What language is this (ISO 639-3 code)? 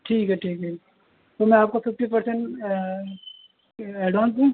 urd